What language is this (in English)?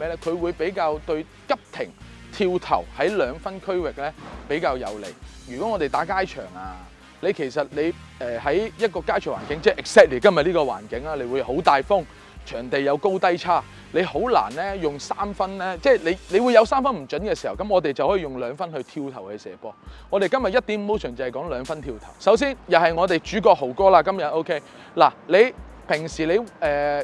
Chinese